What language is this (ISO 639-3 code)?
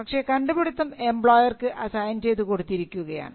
mal